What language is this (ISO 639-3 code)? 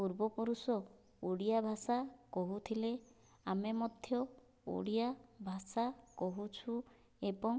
ori